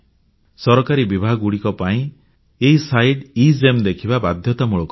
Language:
Odia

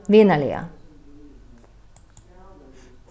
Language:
Faroese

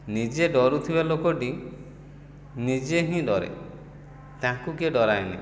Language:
Odia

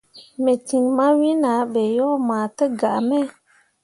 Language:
Mundang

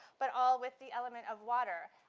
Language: English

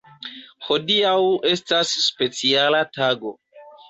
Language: Esperanto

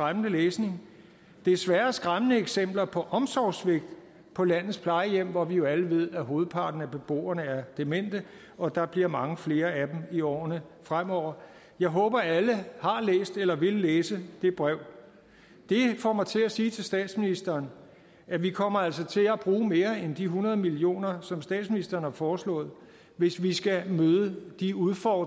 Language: Danish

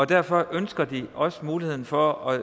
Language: Danish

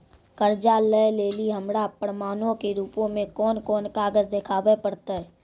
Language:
Maithili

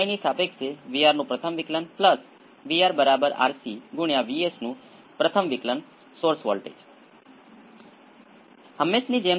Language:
Gujarati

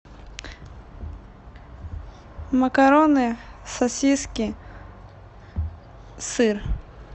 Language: Russian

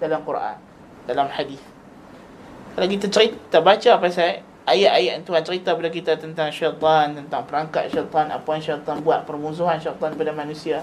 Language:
Malay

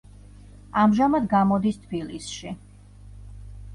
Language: Georgian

